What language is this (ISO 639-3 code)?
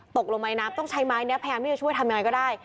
tha